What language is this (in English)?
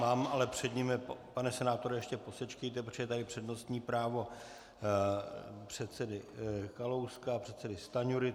Czech